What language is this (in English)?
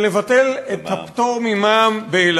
Hebrew